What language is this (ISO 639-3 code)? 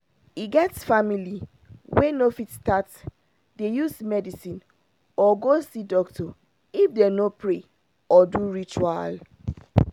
pcm